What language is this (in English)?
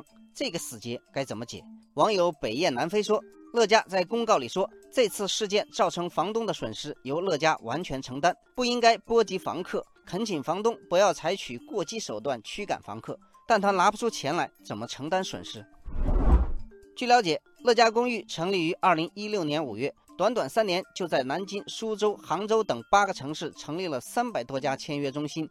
Chinese